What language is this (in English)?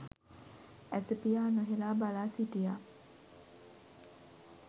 Sinhala